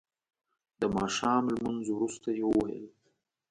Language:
Pashto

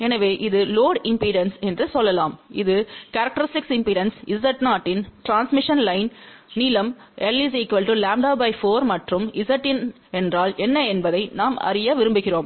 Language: Tamil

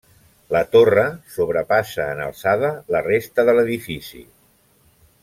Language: Catalan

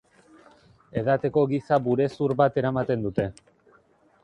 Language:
Basque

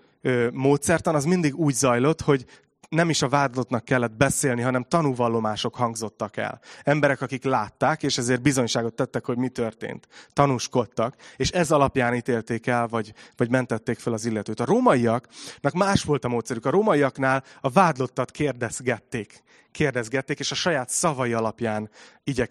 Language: Hungarian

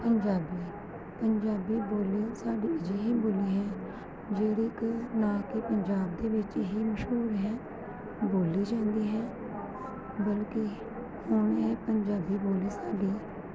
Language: Punjabi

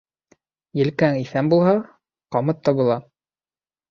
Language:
Bashkir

